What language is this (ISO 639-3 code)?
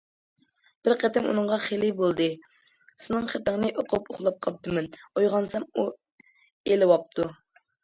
uig